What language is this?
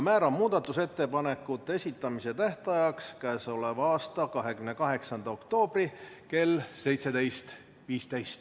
Estonian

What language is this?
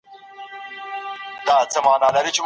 Pashto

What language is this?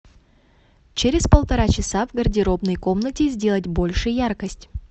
Russian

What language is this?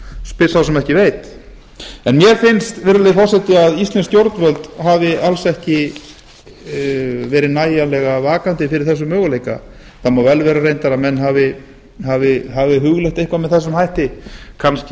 Icelandic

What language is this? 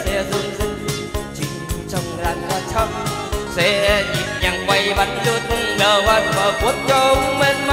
Vietnamese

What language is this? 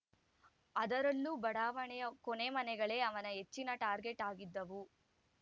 Kannada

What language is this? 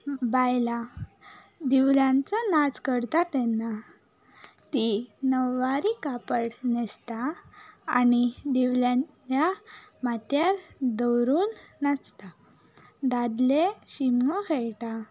Konkani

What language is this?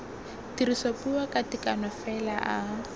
Tswana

